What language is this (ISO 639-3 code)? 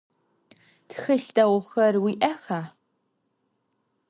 ady